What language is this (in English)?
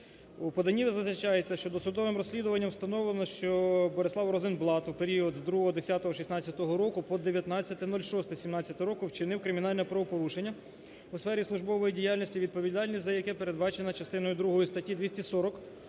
Ukrainian